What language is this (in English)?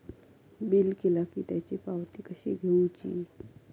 Marathi